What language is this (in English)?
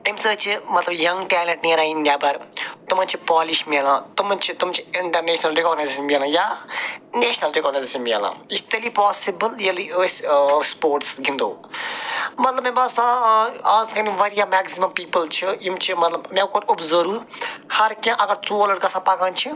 Kashmiri